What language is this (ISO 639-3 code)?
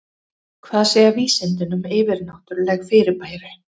isl